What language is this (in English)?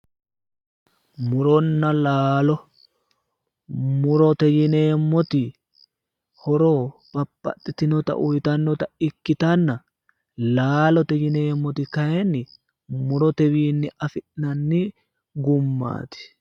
Sidamo